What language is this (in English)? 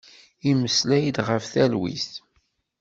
Kabyle